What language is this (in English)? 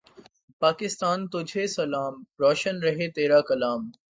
Urdu